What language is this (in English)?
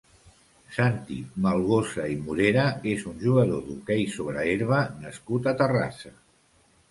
Catalan